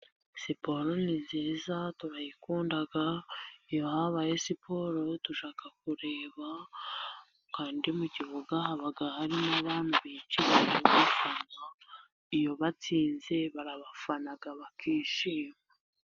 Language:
Kinyarwanda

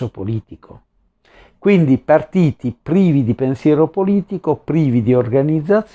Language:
Italian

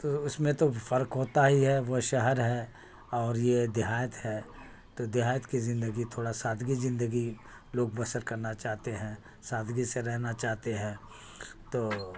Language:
Urdu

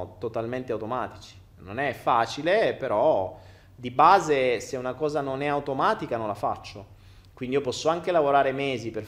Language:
Italian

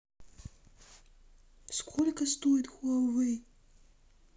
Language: Russian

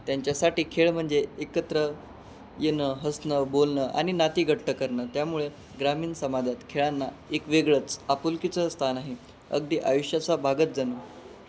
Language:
Marathi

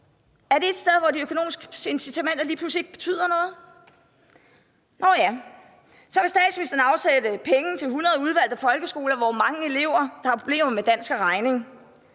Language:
Danish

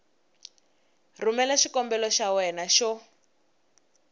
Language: Tsonga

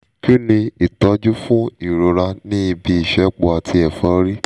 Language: Yoruba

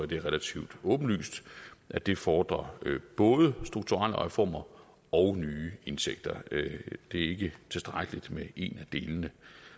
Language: Danish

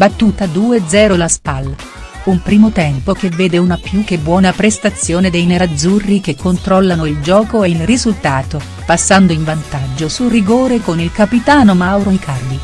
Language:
Italian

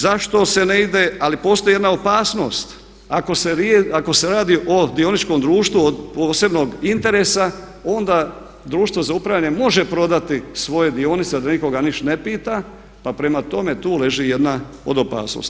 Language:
Croatian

